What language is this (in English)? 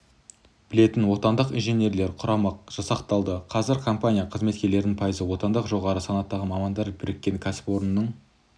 Kazakh